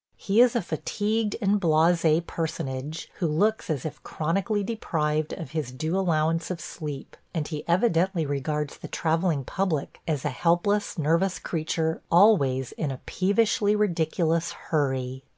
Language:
English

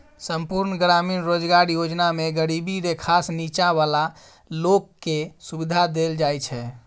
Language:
Maithili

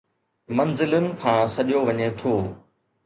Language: Sindhi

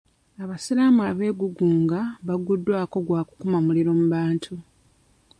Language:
Ganda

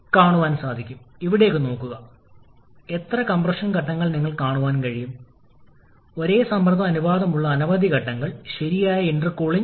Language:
Malayalam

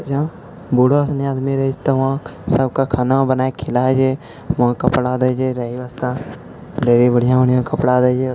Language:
Maithili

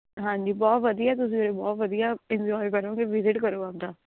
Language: Punjabi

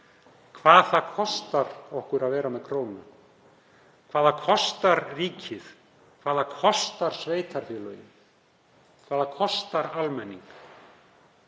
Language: Icelandic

